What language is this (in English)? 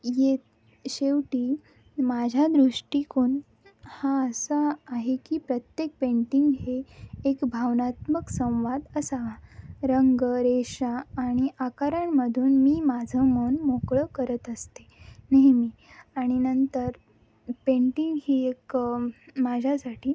Marathi